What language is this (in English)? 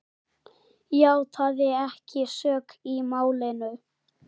Icelandic